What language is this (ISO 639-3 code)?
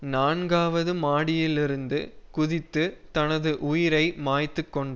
tam